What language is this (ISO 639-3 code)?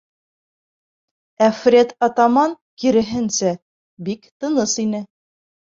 bak